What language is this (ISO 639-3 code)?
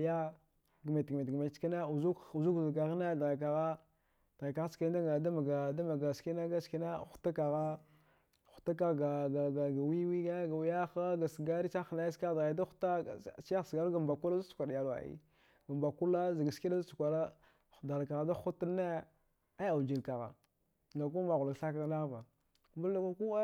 dgh